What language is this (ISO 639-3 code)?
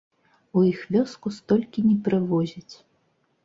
bel